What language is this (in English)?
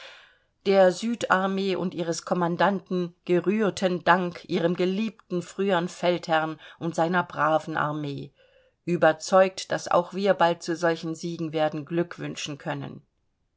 German